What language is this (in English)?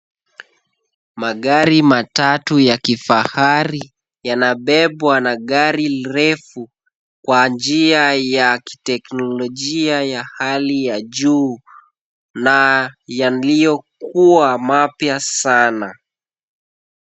Swahili